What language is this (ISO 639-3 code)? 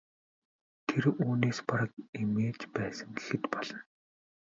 mon